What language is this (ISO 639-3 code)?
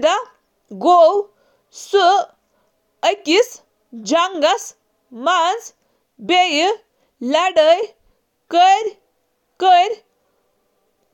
kas